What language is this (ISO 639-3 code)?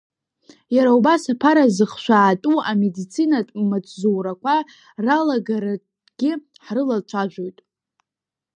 abk